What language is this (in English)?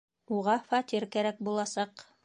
Bashkir